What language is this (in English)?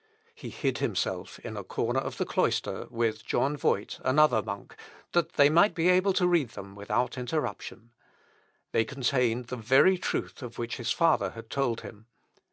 English